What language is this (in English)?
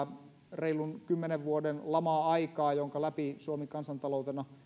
Finnish